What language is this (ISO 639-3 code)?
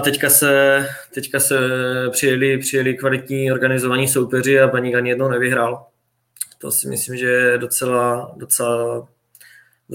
ces